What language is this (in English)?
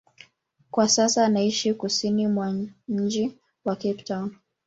Swahili